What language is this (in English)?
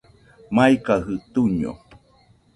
Nüpode Huitoto